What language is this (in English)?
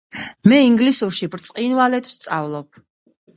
Georgian